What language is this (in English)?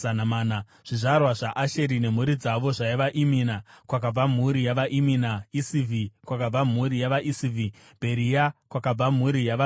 Shona